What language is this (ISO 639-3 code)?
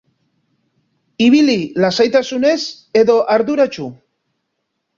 eus